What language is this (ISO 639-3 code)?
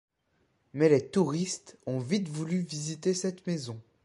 fra